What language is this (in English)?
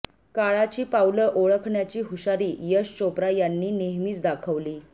Marathi